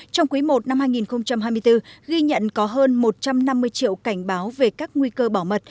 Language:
Vietnamese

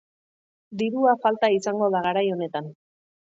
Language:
Basque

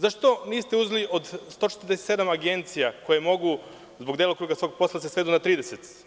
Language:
Serbian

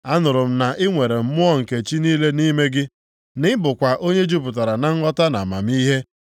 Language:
Igbo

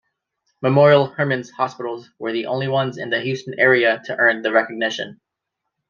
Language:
English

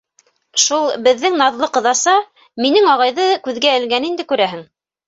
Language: Bashkir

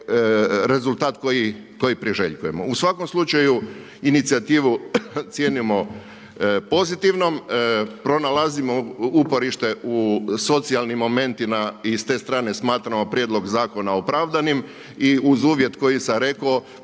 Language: Croatian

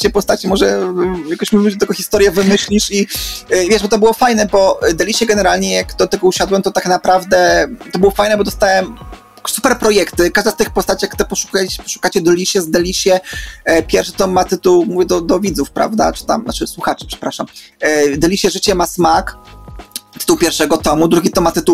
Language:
Polish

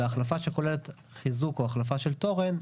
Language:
Hebrew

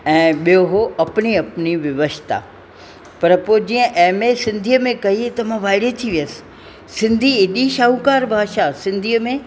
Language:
Sindhi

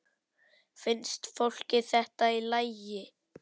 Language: Icelandic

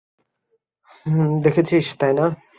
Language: Bangla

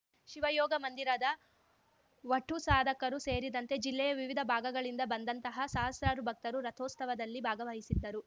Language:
Kannada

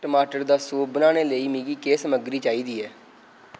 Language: Dogri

